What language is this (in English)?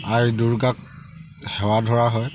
Assamese